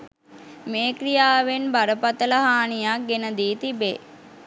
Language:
Sinhala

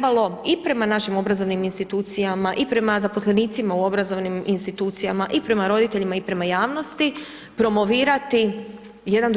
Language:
Croatian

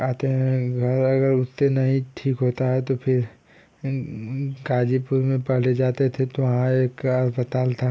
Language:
Hindi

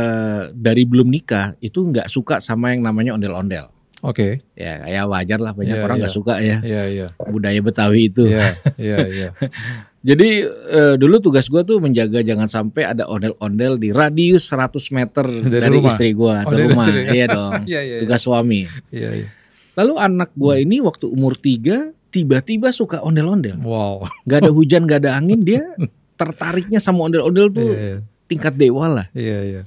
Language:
Indonesian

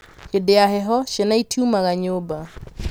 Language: Kikuyu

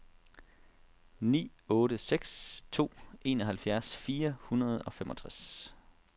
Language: Danish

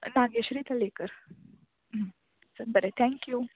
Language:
Konkani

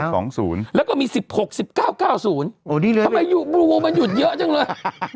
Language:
Thai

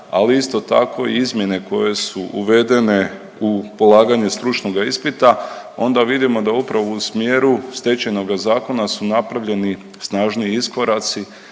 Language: Croatian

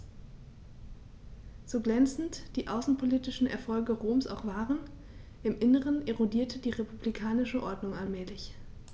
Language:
German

